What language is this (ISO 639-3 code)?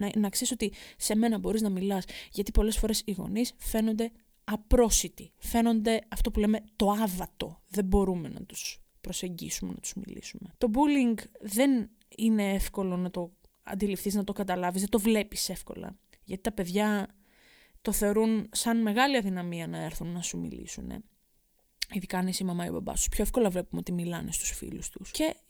ell